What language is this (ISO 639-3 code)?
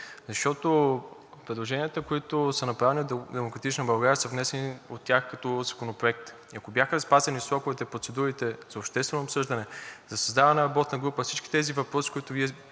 bul